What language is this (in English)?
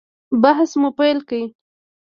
Pashto